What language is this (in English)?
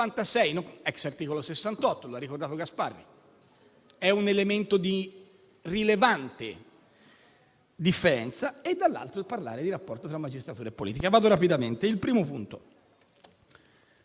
Italian